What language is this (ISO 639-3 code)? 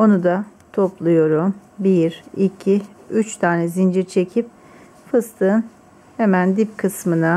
tur